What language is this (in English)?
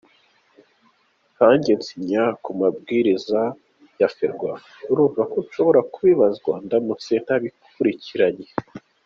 Kinyarwanda